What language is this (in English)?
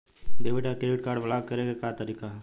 Bhojpuri